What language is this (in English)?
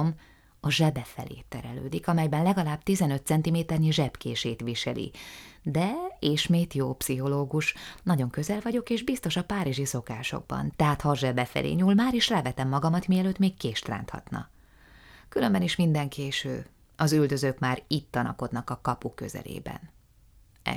Hungarian